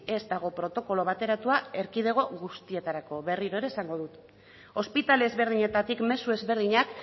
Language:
Basque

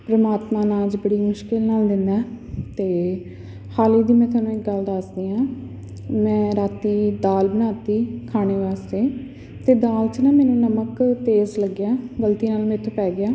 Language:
Punjabi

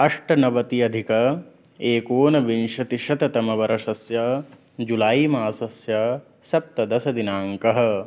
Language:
Sanskrit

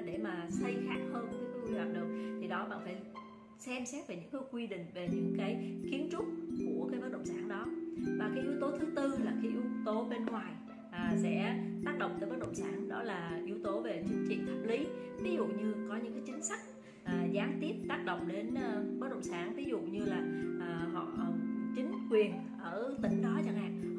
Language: Vietnamese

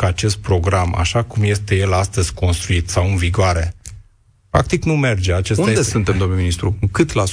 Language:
Romanian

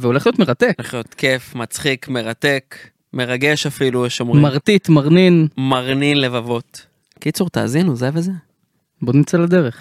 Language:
Hebrew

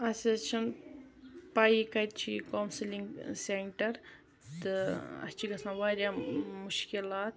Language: Kashmiri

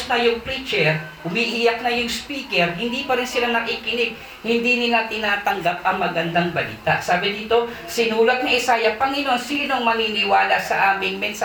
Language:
Filipino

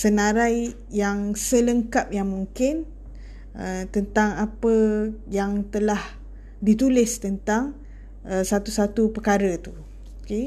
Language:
Malay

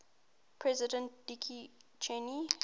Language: English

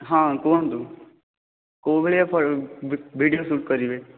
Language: Odia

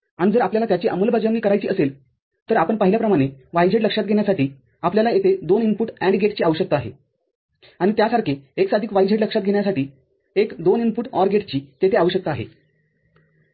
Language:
Marathi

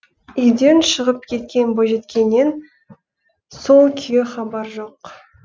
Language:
Kazakh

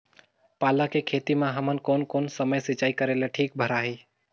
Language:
Chhattisgarhi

